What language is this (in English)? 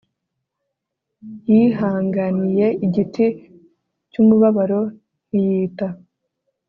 Kinyarwanda